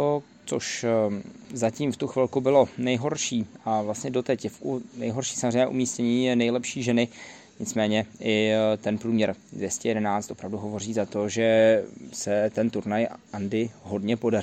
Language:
Czech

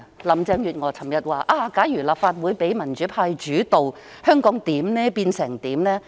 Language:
Cantonese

